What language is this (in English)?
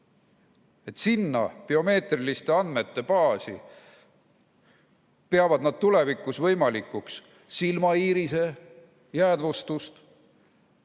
Estonian